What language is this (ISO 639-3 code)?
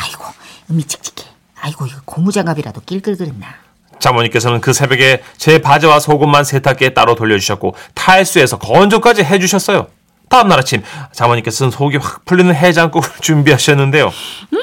kor